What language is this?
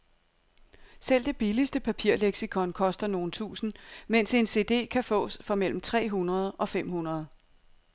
Danish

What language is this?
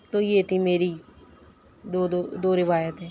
Urdu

